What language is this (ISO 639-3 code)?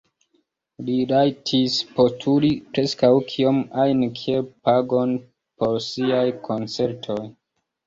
epo